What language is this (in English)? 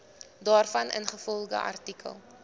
Afrikaans